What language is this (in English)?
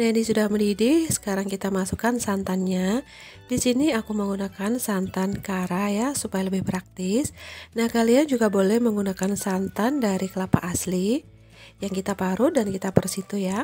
Indonesian